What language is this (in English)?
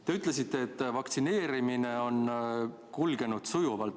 Estonian